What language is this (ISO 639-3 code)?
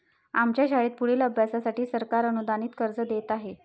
mar